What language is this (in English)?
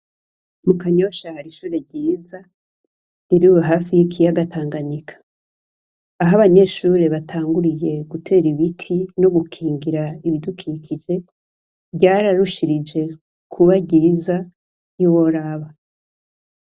Rundi